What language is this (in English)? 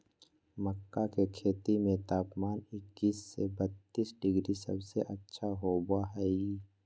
Magahi